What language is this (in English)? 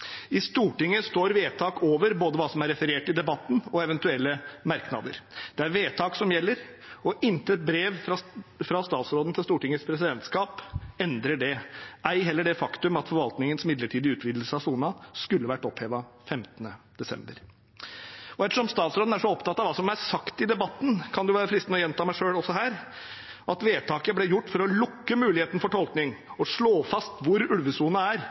Norwegian Bokmål